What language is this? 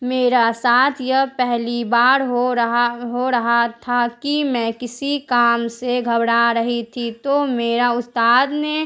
Urdu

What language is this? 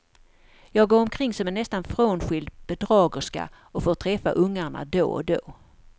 Swedish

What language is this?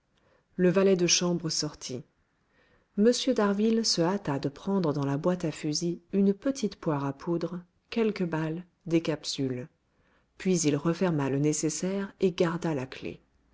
French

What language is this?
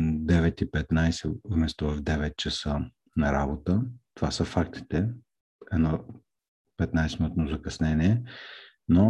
Bulgarian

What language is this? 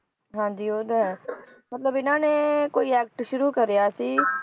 Punjabi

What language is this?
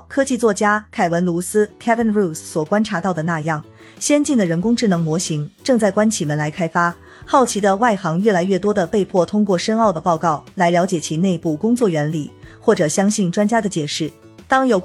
Chinese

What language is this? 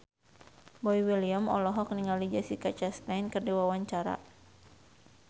Sundanese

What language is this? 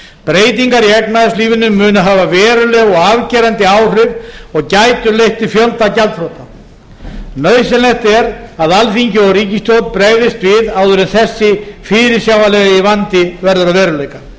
Icelandic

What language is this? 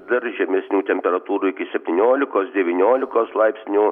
Lithuanian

